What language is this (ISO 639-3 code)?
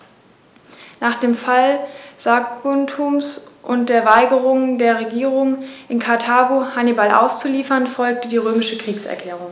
deu